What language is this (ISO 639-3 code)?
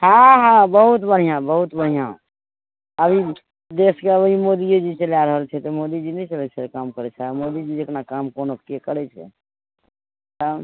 mai